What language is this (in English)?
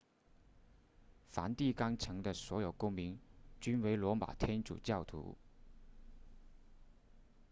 Chinese